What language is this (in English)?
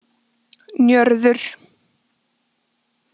Icelandic